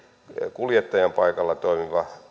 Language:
Finnish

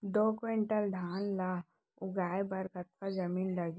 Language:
Chhattisgarhi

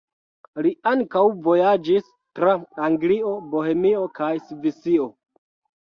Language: Esperanto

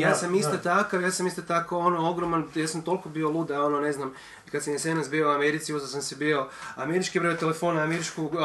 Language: Croatian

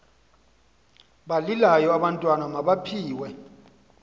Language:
Xhosa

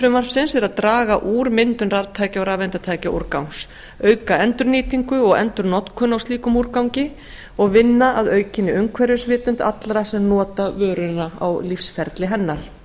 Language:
Icelandic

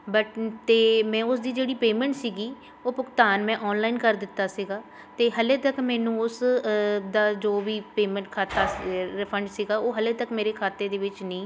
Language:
Punjabi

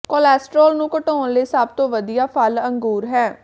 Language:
Punjabi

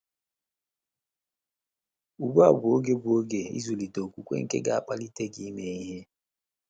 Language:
Igbo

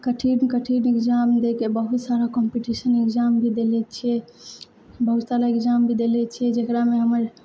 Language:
Maithili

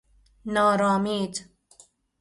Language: Persian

